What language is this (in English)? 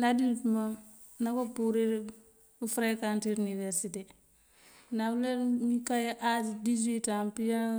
Mandjak